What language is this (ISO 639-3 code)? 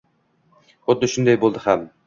uzb